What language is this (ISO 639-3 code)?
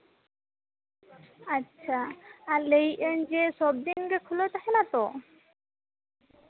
sat